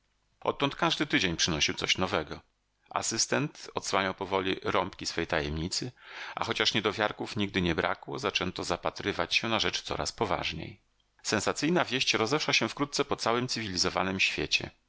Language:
Polish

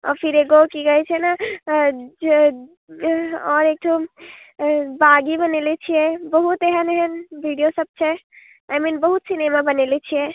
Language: Maithili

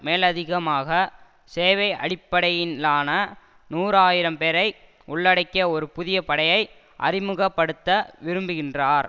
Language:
Tamil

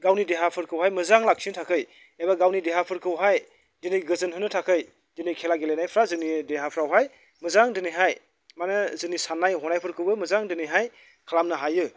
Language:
Bodo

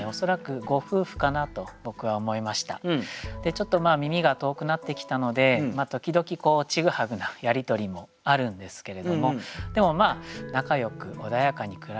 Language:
Japanese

